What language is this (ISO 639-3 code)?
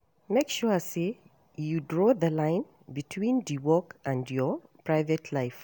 pcm